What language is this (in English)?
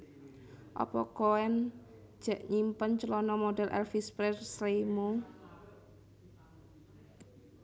Javanese